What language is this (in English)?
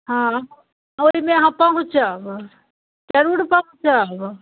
Maithili